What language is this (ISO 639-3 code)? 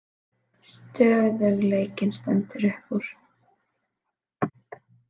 isl